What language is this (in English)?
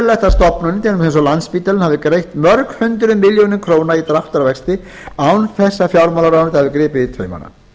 Icelandic